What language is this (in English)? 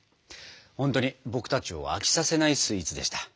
Japanese